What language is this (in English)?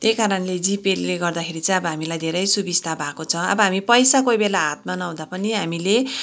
Nepali